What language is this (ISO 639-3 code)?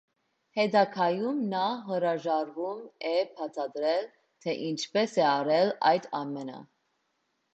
hye